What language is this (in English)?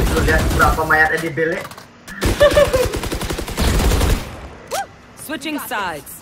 Indonesian